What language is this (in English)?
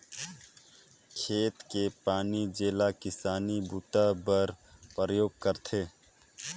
Chhattisgarhi